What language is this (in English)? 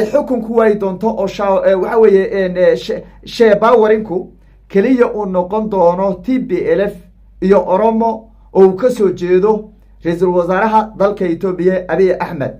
Arabic